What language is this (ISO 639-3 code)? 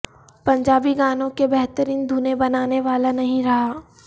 urd